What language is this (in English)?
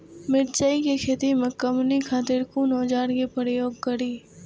Maithili